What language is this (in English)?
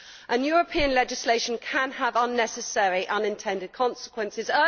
English